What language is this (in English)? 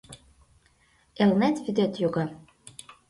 Mari